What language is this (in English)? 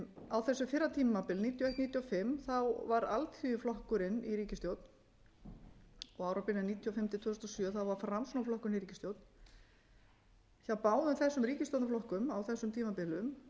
Icelandic